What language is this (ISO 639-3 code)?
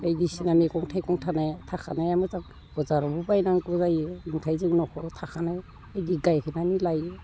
brx